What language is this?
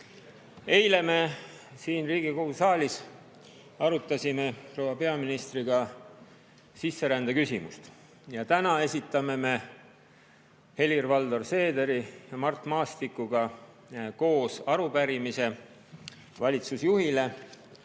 Estonian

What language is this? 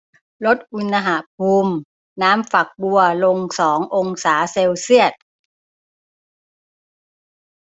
Thai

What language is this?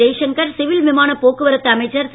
Tamil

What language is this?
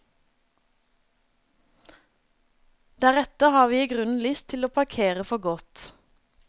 Norwegian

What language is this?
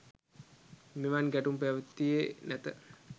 Sinhala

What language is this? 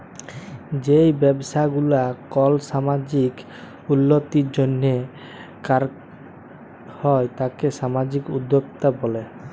Bangla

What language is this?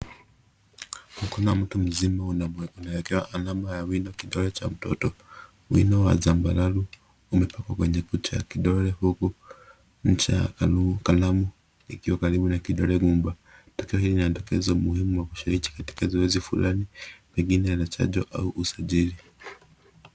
Swahili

